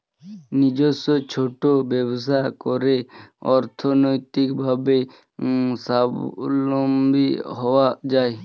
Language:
Bangla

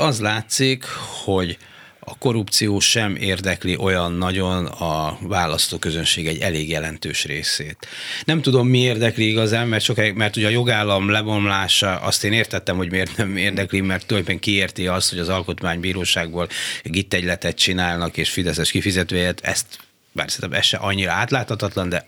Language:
Hungarian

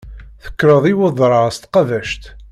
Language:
Kabyle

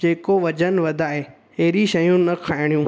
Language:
Sindhi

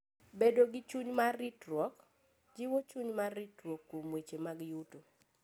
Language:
Luo (Kenya and Tanzania)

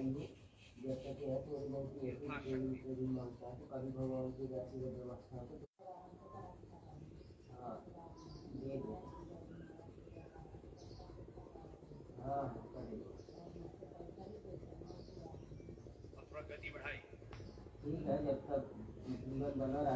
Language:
Hindi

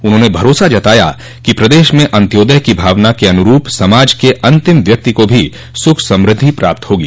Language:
Hindi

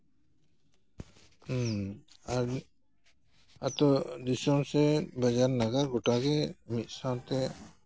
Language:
Santali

